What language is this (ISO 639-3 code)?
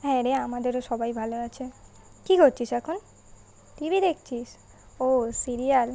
ben